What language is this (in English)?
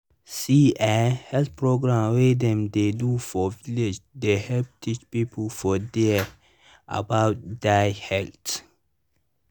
Nigerian Pidgin